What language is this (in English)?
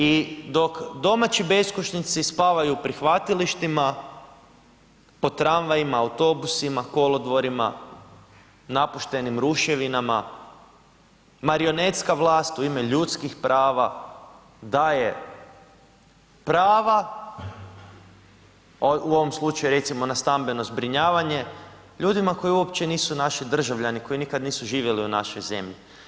Croatian